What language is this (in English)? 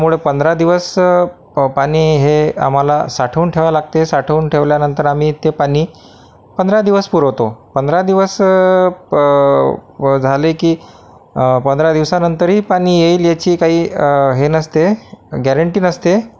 Marathi